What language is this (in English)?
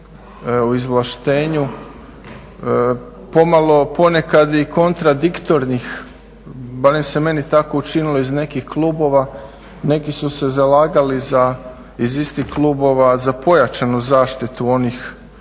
Croatian